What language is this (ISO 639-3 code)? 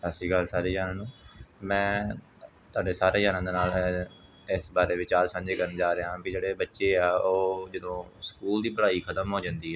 pan